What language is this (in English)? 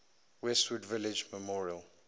English